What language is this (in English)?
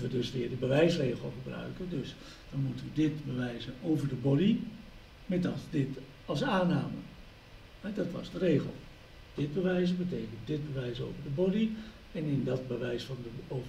Dutch